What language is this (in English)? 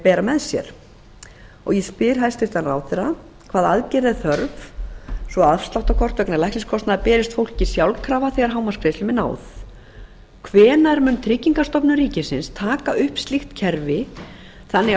Icelandic